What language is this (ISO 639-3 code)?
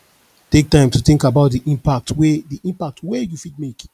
pcm